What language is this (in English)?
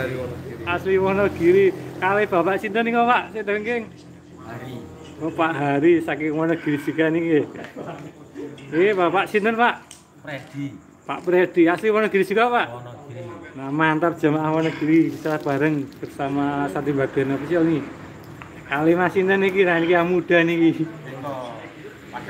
Indonesian